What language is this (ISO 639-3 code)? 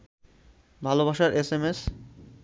ben